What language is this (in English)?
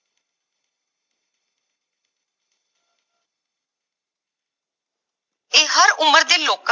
Punjabi